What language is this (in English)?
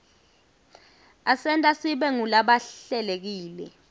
Swati